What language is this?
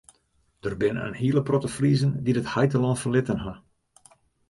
Western Frisian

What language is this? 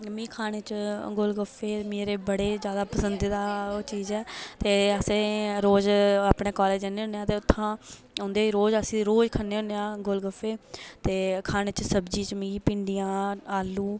Dogri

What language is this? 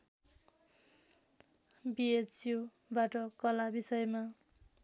Nepali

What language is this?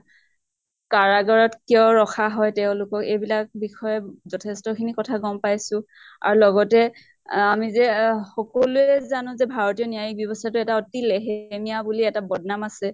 Assamese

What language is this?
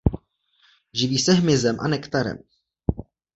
Czech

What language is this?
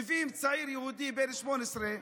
Hebrew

